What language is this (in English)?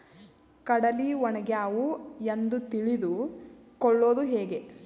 Kannada